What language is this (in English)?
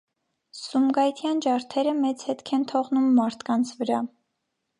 Armenian